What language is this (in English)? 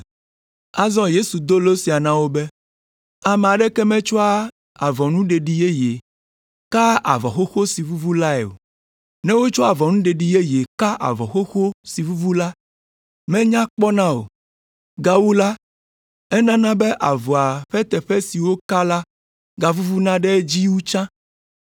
Ewe